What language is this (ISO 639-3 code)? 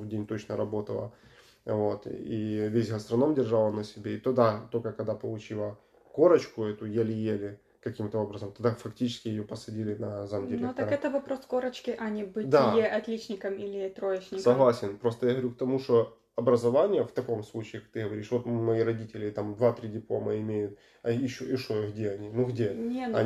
rus